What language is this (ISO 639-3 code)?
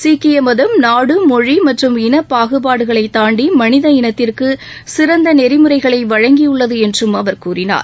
tam